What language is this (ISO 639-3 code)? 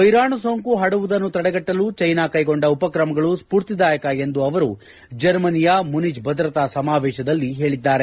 kan